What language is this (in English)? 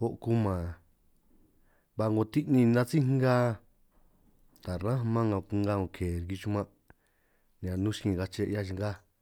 San Martín Itunyoso Triqui